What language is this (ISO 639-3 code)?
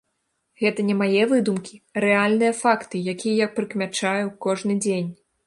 bel